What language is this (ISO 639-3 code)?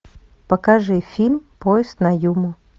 rus